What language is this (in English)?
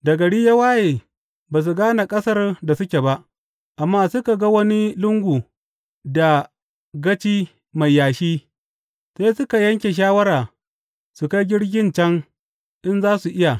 Hausa